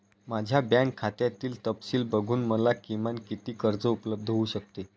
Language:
Marathi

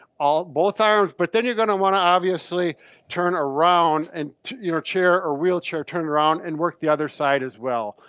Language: English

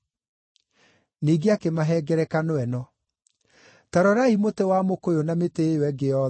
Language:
Kikuyu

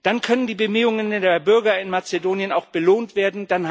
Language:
German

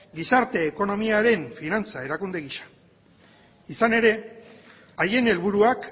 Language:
Basque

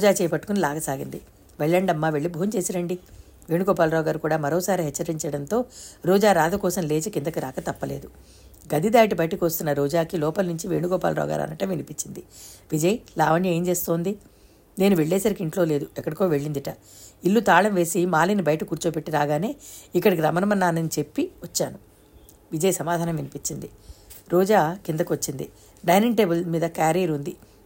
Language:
Telugu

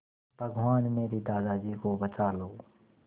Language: Hindi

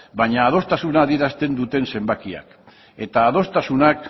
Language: Basque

